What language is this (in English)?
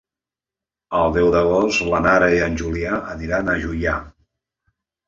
Catalan